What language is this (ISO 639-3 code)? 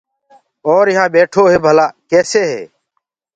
ggg